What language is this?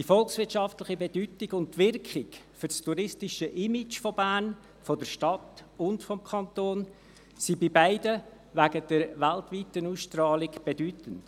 Swiss German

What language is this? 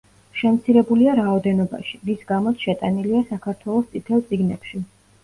Georgian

